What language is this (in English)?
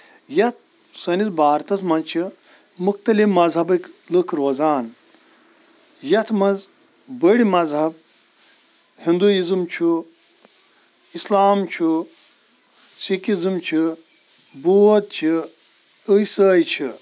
Kashmiri